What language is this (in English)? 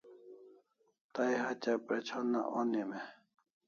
Kalasha